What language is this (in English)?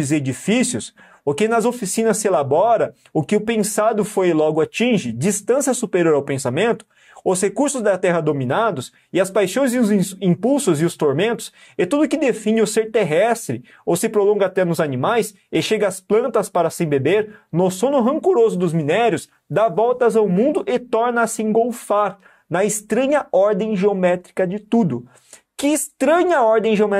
Portuguese